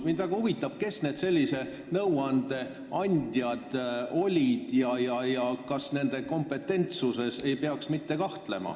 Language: Estonian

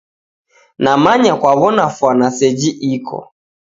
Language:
Taita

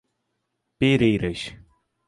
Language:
Portuguese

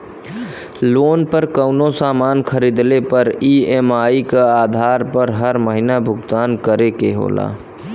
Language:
Bhojpuri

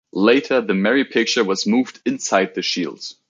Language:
English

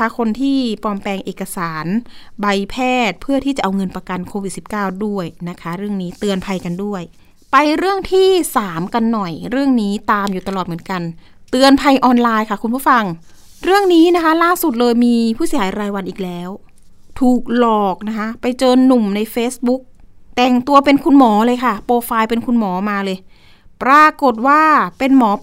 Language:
Thai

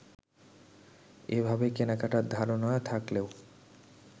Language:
Bangla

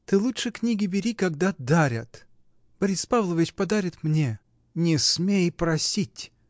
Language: Russian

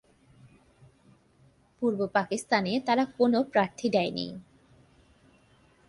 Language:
Bangla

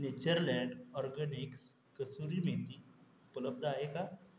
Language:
Marathi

